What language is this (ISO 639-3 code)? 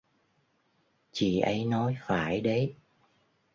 vie